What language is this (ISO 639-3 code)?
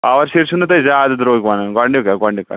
kas